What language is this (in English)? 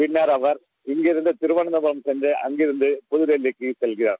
Tamil